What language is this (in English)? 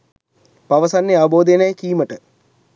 Sinhala